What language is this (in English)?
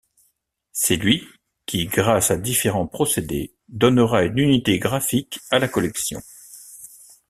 French